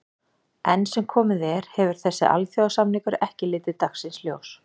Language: Icelandic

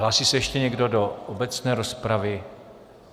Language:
Czech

